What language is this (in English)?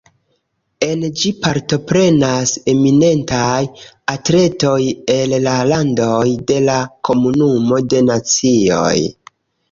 Esperanto